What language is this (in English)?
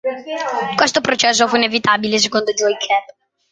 Italian